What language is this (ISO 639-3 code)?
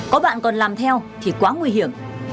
vie